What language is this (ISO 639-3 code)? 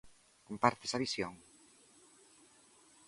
glg